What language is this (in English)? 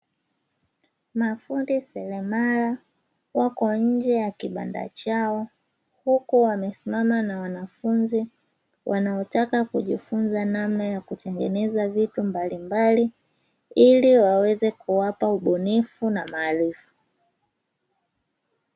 Swahili